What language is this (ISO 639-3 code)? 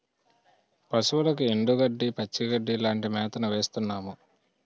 tel